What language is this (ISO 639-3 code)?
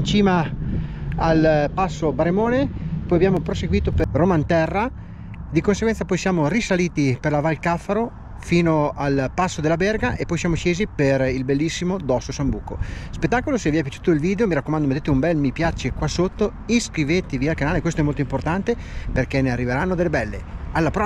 ita